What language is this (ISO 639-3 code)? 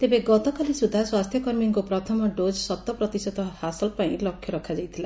ori